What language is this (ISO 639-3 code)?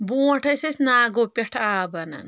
kas